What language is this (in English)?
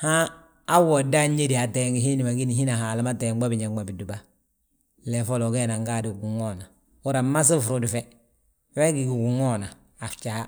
Balanta-Ganja